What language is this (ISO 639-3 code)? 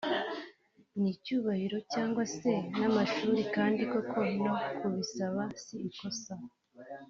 kin